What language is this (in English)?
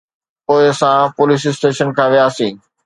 Sindhi